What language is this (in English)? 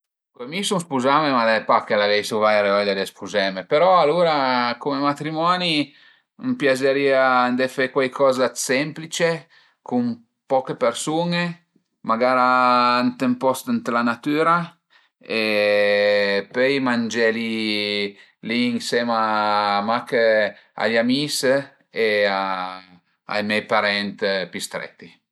Piedmontese